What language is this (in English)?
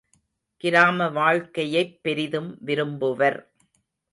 Tamil